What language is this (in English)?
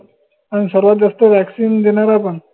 Marathi